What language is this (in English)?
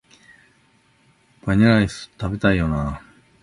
Japanese